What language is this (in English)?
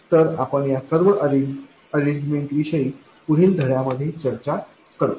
Marathi